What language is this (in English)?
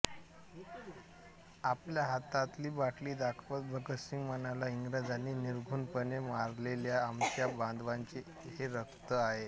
Marathi